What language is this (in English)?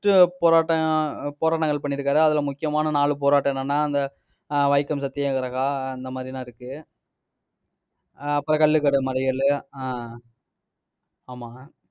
Tamil